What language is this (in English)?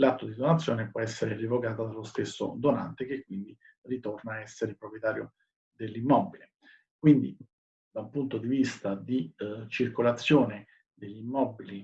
Italian